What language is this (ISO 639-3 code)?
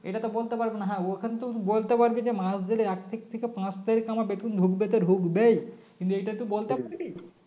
ben